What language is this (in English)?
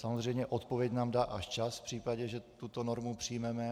Czech